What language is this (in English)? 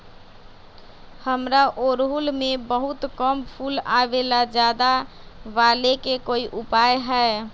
Magahi